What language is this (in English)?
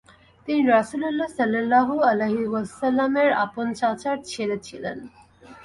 Bangla